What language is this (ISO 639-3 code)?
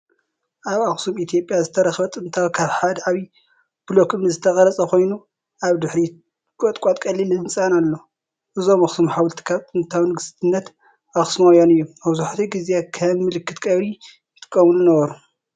tir